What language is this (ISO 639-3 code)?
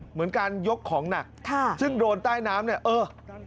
tha